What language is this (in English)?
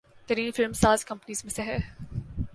Urdu